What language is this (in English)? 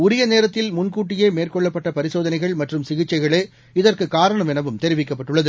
Tamil